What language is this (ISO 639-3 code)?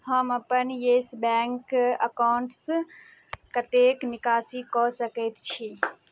mai